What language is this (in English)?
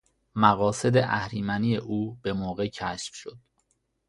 Persian